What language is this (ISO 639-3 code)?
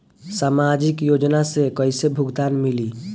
bho